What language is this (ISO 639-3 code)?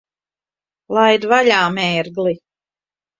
lav